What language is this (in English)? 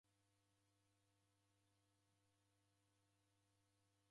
Taita